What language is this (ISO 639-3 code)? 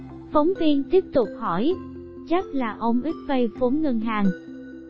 vie